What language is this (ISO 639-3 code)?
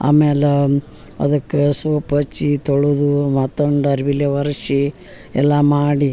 kan